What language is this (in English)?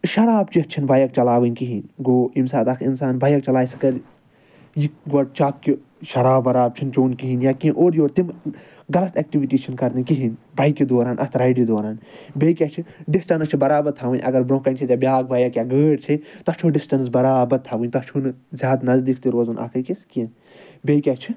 Kashmiri